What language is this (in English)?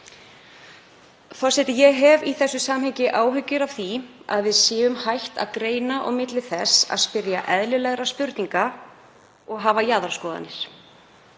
Icelandic